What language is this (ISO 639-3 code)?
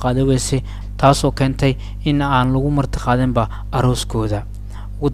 ara